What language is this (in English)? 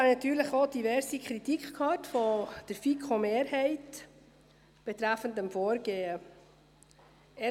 Swiss German